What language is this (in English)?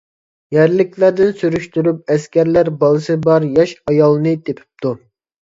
Uyghur